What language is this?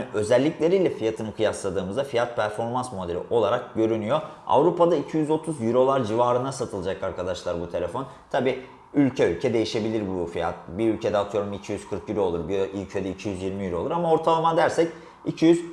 Turkish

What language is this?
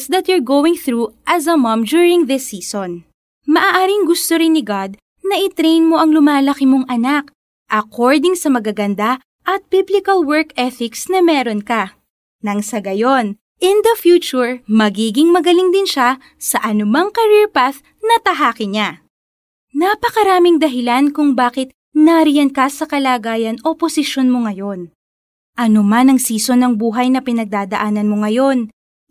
Filipino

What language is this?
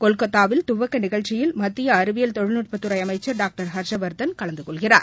Tamil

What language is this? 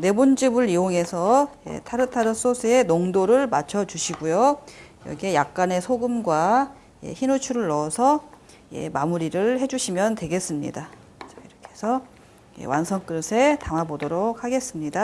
Korean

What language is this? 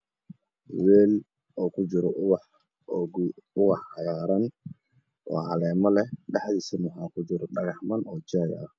Somali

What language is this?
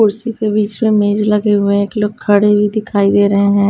Hindi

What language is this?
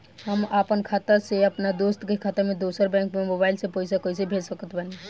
Bhojpuri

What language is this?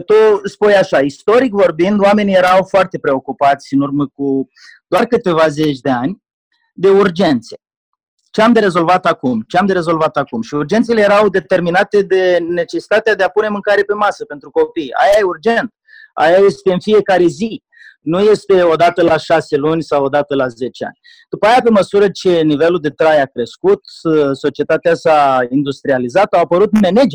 Romanian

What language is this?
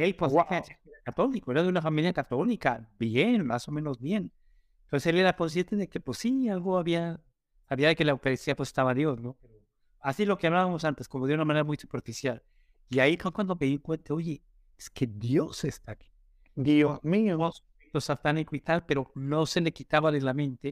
Spanish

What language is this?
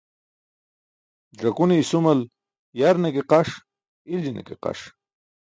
Burushaski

